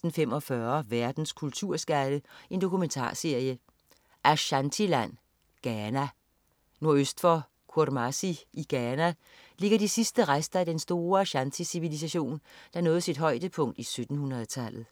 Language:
Danish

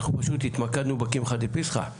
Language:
Hebrew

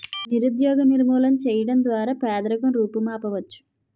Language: Telugu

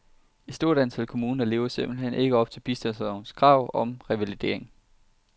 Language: Danish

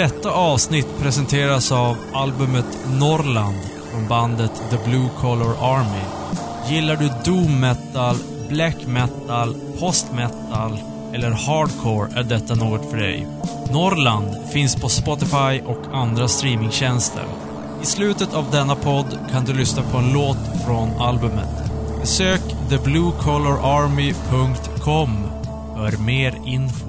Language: Swedish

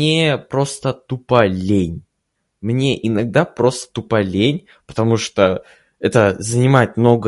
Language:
Russian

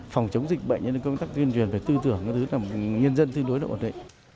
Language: Vietnamese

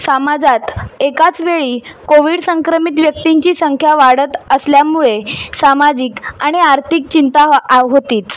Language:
Marathi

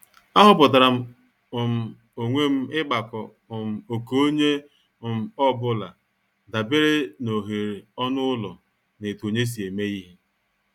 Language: Igbo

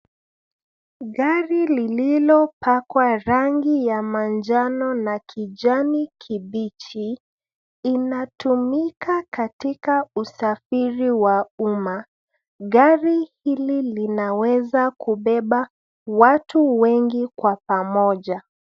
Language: Swahili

